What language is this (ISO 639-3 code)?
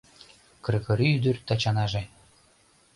chm